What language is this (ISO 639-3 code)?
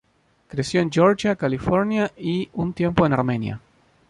spa